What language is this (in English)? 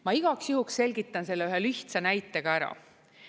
Estonian